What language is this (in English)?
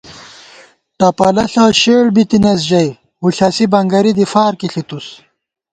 Gawar-Bati